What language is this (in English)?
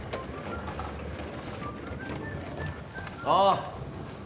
Japanese